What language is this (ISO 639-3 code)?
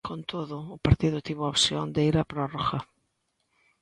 glg